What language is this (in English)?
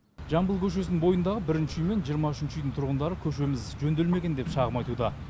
Kazakh